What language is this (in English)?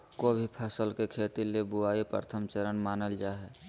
Magahi